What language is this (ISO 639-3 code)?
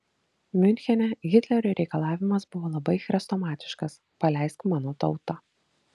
lit